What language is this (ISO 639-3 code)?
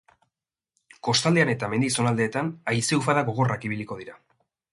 eus